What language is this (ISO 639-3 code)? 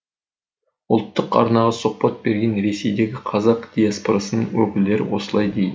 kaz